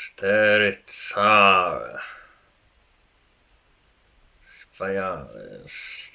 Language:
Polish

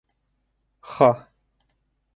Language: Bashkir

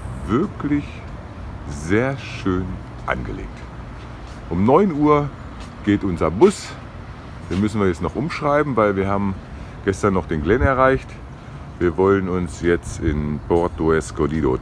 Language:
German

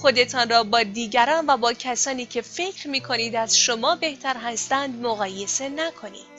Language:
Persian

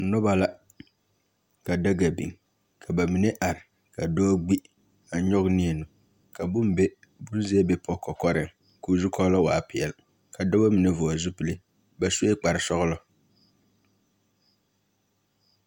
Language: Southern Dagaare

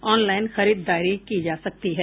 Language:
Hindi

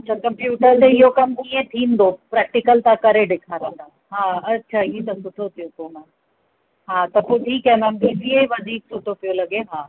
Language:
Sindhi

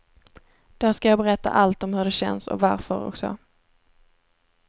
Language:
Swedish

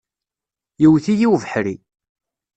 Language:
Kabyle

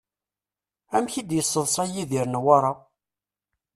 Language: Kabyle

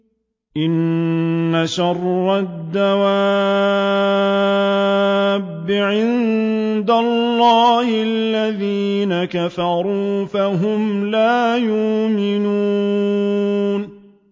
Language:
Arabic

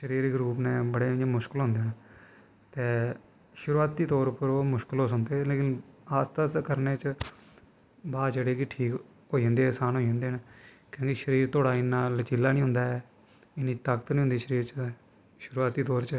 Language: Dogri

